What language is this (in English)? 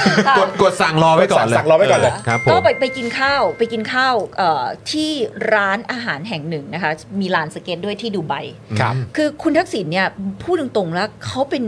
Thai